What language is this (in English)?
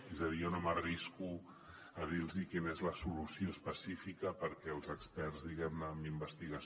Catalan